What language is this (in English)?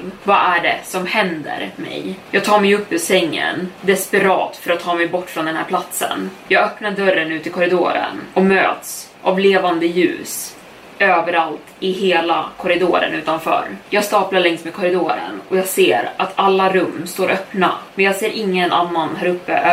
Swedish